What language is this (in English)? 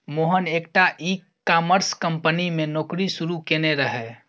Maithili